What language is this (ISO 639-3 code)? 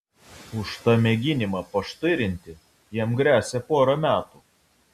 lit